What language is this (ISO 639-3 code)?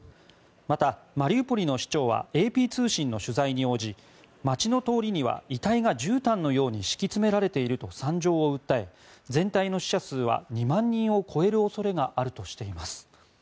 jpn